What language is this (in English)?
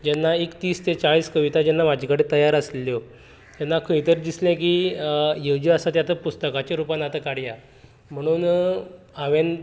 Konkani